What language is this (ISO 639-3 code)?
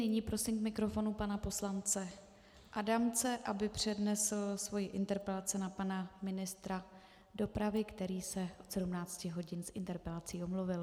ces